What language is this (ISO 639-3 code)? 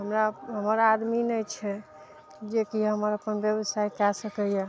mai